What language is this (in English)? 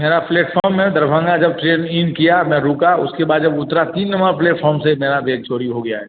Hindi